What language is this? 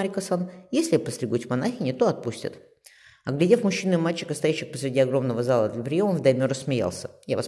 Russian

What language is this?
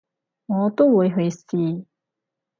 Cantonese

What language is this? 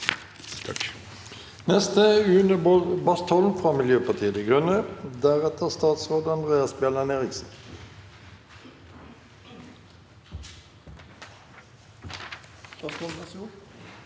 Norwegian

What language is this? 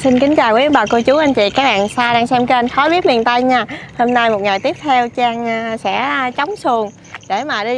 Vietnamese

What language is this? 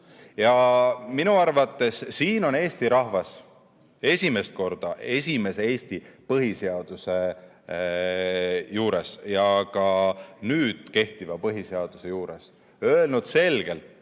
Estonian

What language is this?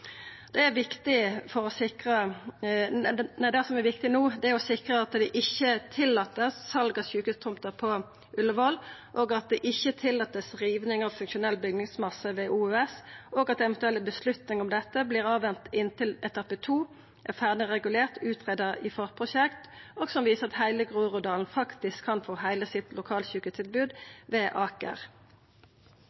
Norwegian Nynorsk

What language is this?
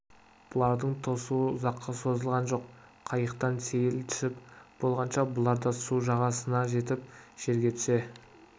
Kazakh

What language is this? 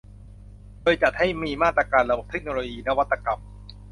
Thai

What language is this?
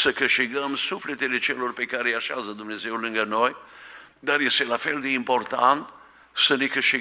Romanian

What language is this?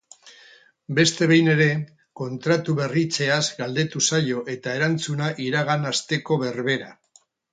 Basque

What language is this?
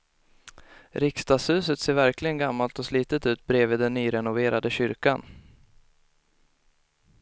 Swedish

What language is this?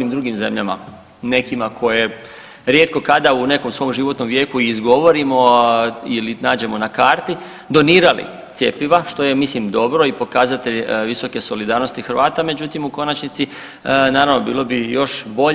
Croatian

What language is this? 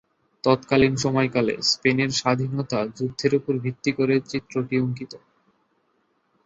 Bangla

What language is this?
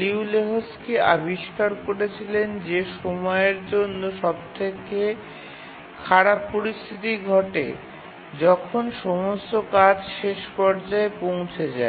Bangla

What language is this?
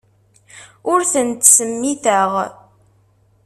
Kabyle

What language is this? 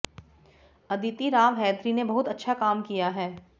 Hindi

